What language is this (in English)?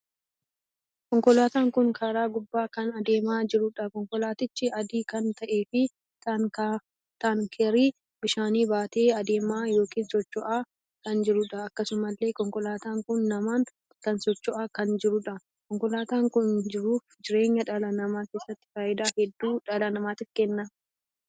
Oromo